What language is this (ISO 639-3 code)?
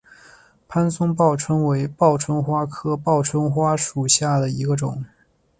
zho